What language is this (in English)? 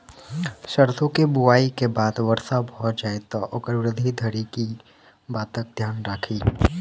Maithili